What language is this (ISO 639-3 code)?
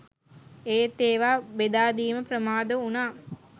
sin